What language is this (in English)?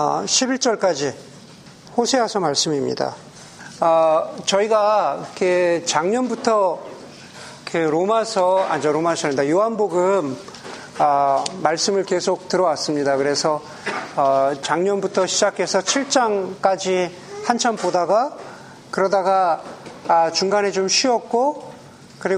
Korean